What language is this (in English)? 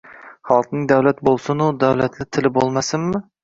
Uzbek